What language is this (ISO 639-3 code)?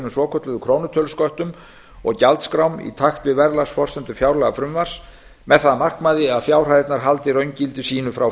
isl